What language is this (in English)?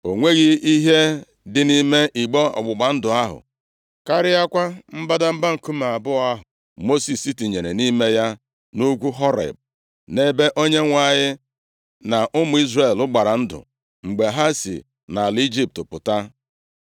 Igbo